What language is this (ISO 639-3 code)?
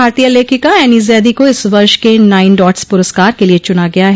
hin